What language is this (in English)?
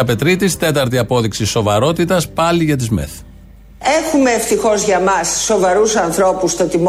Greek